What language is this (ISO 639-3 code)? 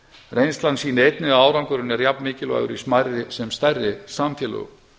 isl